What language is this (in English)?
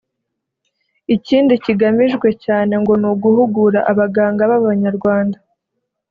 Kinyarwanda